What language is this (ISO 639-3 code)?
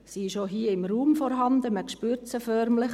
gsw